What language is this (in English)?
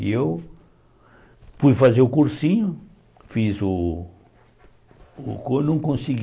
Portuguese